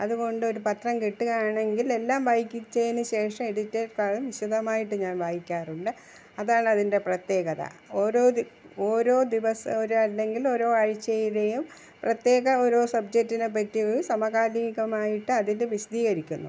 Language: Malayalam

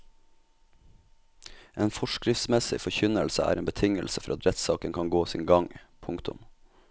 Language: Norwegian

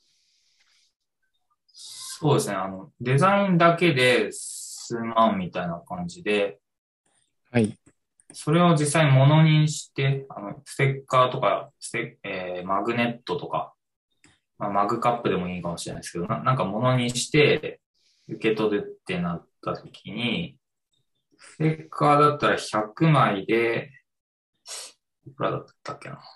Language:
Japanese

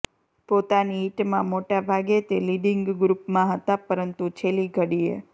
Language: Gujarati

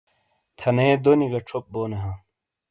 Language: Shina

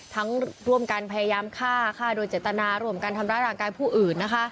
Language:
Thai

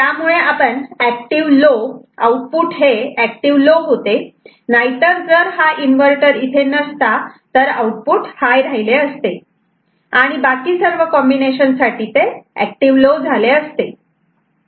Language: Marathi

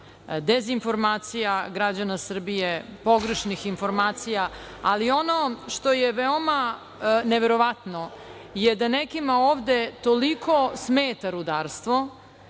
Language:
Serbian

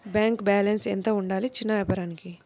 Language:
Telugu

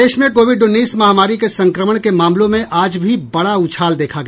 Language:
Hindi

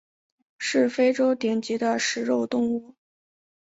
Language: Chinese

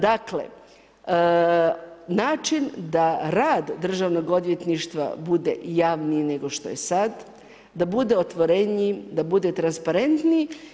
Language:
Croatian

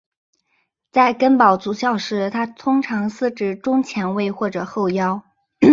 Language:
Chinese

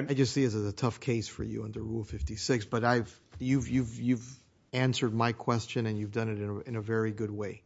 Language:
English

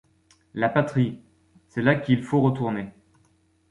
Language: French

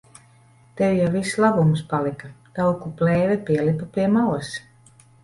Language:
Latvian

